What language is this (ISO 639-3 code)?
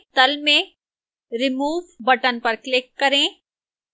hin